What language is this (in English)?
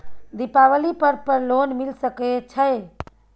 Maithili